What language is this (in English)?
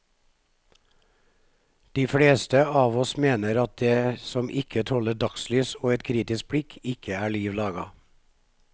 Norwegian